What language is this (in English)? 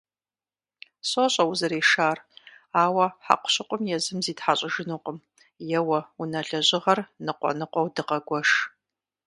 Kabardian